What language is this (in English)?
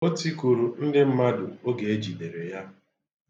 Igbo